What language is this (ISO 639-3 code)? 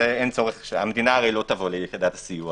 heb